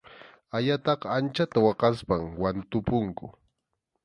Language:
Arequipa-La Unión Quechua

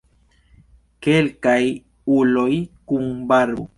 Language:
Esperanto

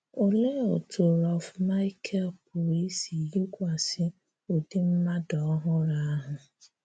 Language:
Igbo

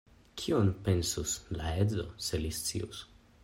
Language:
Esperanto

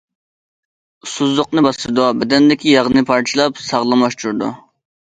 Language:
Uyghur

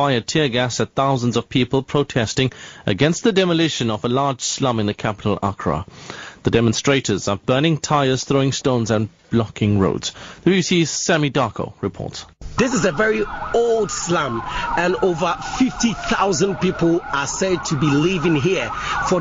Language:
English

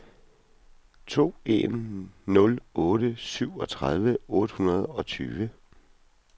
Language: Danish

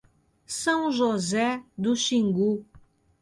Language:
Portuguese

